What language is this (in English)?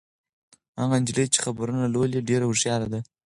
Pashto